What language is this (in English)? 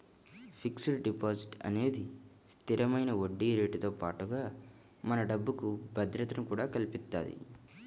Telugu